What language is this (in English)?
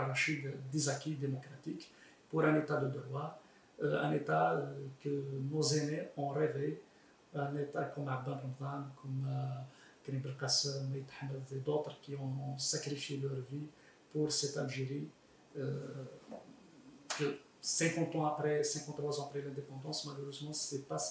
French